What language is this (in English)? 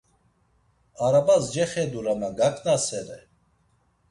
Laz